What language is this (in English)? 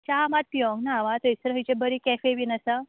Konkani